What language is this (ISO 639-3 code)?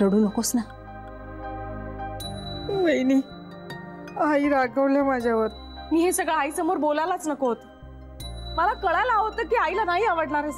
fra